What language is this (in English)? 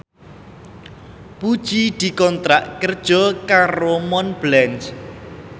Javanese